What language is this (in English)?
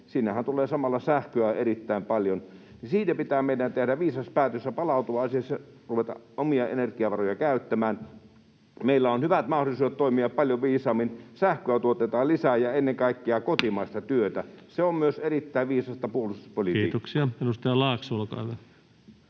Finnish